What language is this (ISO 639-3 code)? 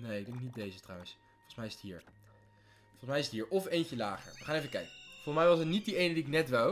nld